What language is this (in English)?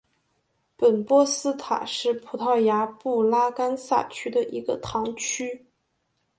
Chinese